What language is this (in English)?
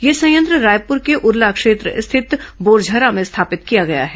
Hindi